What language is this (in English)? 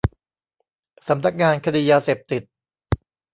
Thai